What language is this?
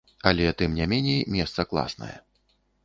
Belarusian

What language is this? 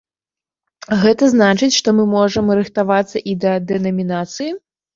Belarusian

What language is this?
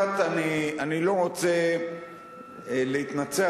Hebrew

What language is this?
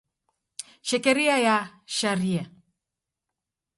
Taita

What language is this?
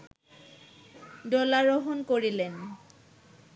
Bangla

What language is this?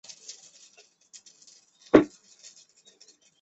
Chinese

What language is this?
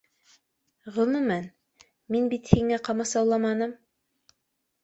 Bashkir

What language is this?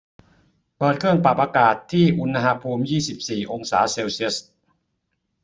Thai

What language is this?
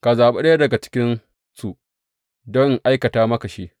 Hausa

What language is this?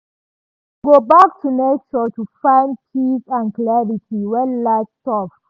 Nigerian Pidgin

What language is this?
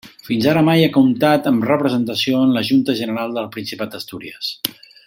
Catalan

